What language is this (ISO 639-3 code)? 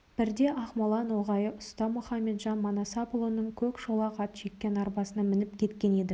kaz